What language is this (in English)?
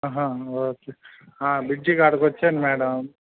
Telugu